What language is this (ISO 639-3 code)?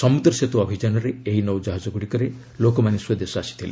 ori